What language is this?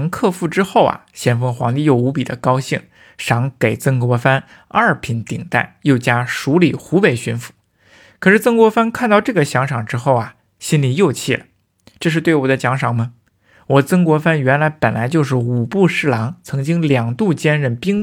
Chinese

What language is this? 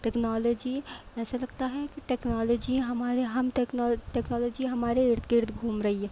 Urdu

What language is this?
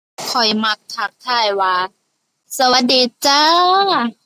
Thai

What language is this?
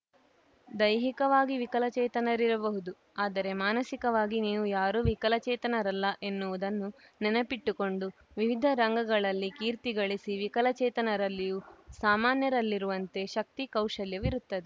Kannada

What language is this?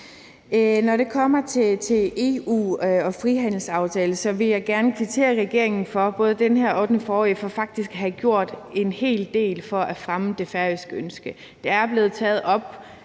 Danish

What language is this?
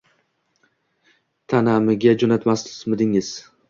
Uzbek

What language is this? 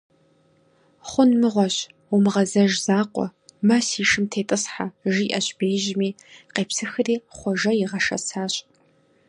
Kabardian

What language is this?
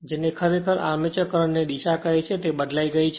Gujarati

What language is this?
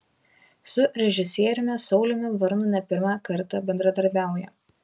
Lithuanian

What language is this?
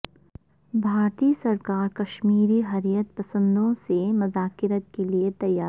Urdu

